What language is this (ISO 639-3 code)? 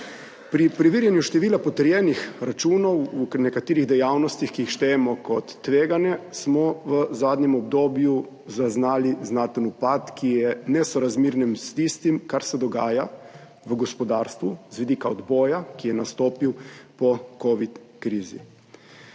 slv